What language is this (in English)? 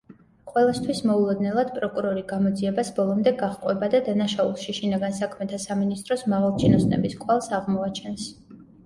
Georgian